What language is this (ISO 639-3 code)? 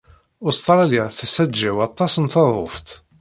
kab